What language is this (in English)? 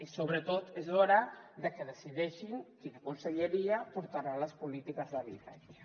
Catalan